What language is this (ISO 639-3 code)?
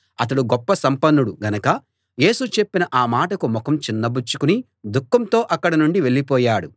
tel